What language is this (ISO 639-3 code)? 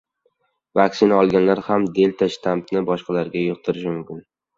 uzb